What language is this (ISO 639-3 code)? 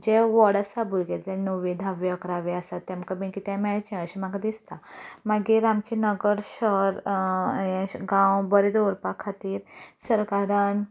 kok